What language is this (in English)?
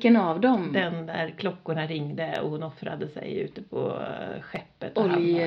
Swedish